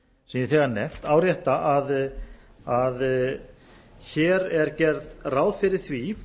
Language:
Icelandic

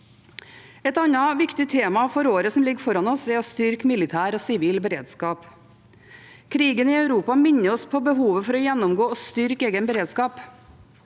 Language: Norwegian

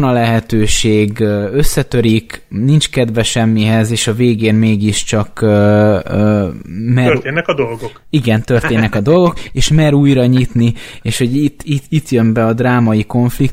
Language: Hungarian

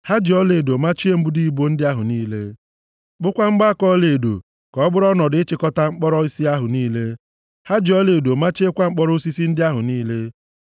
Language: Igbo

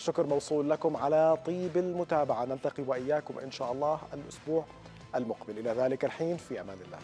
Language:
Arabic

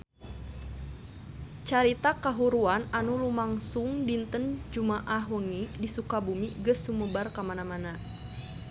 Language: Sundanese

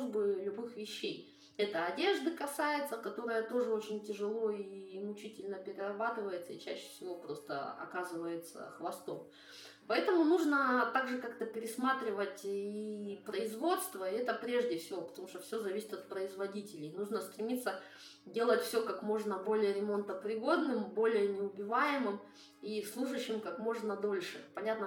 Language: Russian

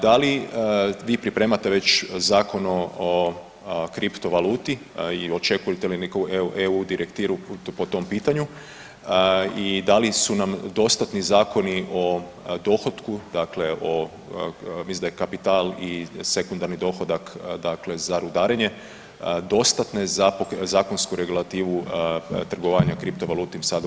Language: Croatian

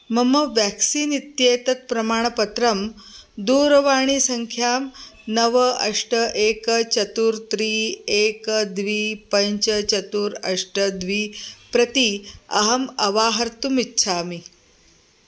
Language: Sanskrit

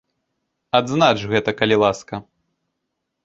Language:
Belarusian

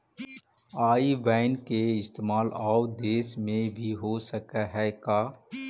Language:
Magahi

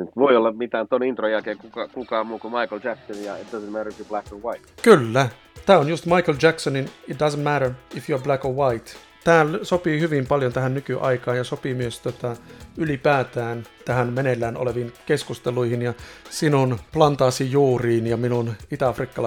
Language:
Finnish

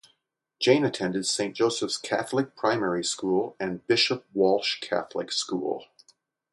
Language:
English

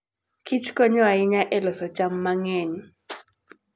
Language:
Luo (Kenya and Tanzania)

